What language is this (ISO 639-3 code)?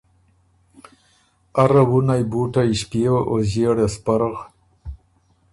oru